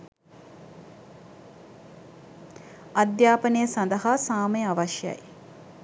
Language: Sinhala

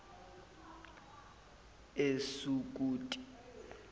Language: Zulu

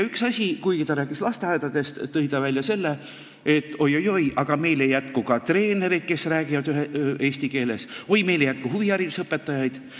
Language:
Estonian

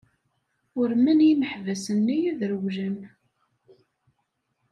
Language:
Kabyle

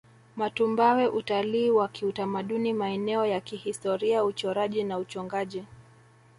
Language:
Swahili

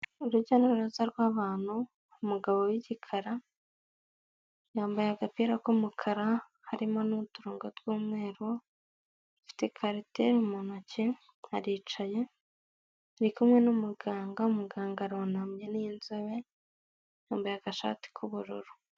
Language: Kinyarwanda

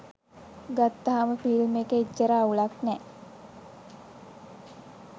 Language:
Sinhala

